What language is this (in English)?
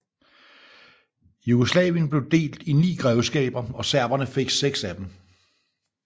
Danish